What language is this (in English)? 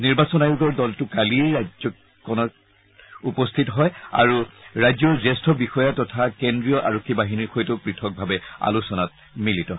Assamese